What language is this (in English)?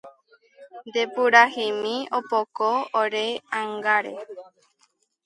Guarani